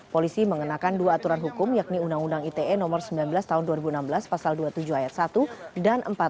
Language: Indonesian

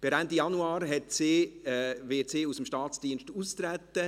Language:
Swiss German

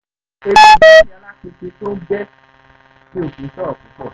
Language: Yoruba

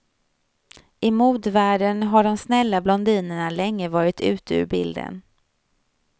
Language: Swedish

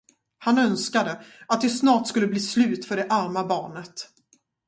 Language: Swedish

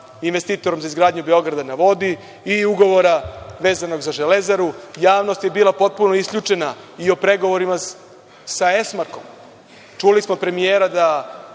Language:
Serbian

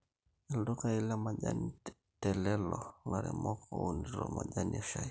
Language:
Masai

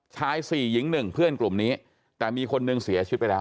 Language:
Thai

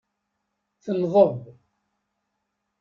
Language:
Kabyle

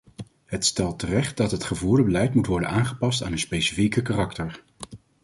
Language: Dutch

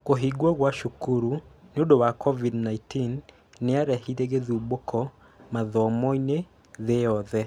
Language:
Kikuyu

